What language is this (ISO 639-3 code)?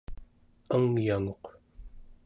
esu